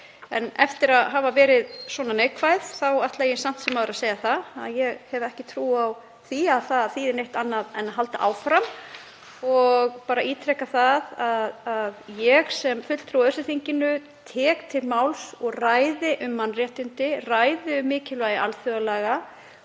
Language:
Icelandic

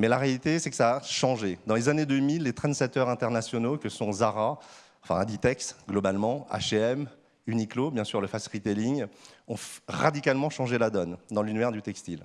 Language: French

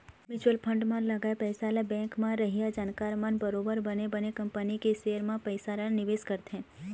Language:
Chhattisgarhi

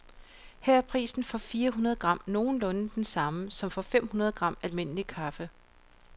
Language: Danish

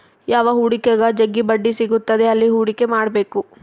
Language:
Kannada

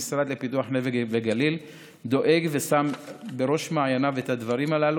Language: Hebrew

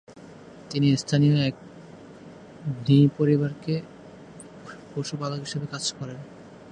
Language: Bangla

